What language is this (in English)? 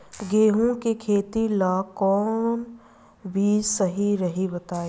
Bhojpuri